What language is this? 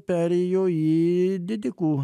Lithuanian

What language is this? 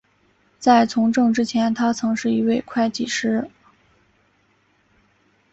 Chinese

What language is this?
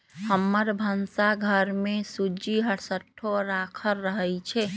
Magahi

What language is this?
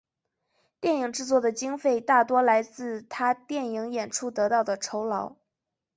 Chinese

